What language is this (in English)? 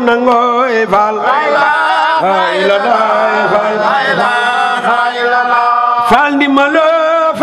Arabic